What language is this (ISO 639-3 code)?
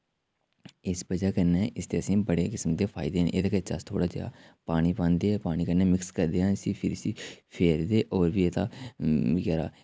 doi